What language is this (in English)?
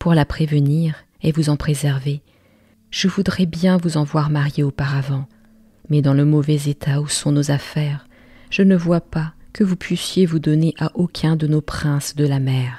French